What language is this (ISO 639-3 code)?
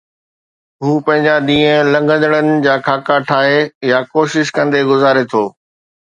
snd